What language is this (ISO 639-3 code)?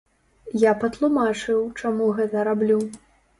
bel